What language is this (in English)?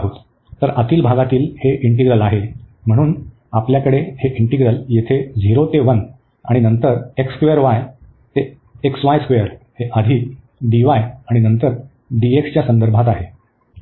Marathi